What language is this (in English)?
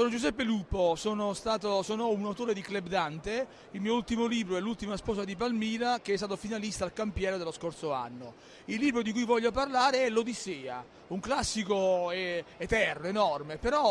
Italian